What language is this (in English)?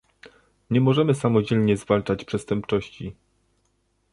Polish